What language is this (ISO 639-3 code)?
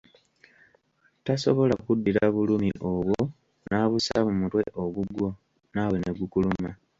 lug